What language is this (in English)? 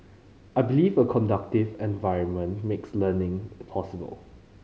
English